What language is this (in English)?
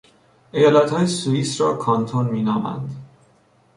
Persian